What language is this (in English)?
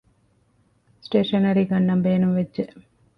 Divehi